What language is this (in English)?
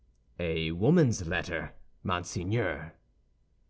English